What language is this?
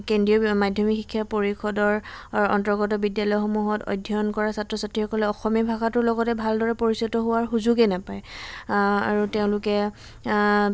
Assamese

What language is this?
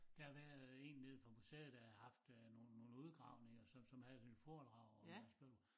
Danish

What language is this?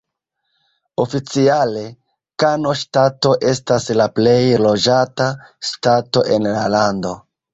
Esperanto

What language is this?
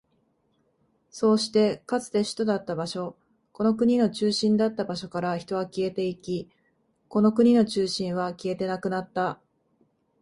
Japanese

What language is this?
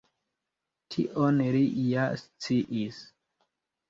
Esperanto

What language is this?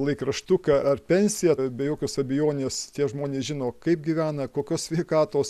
Lithuanian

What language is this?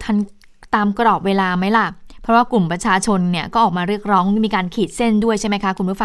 Thai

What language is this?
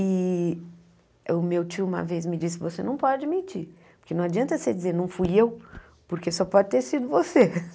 Portuguese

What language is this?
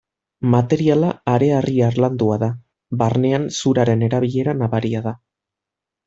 Basque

